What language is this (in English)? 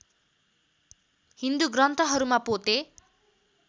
Nepali